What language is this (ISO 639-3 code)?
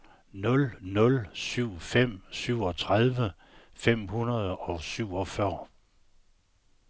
dan